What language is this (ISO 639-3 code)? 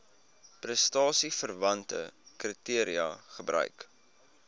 afr